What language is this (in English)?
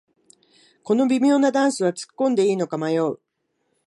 Japanese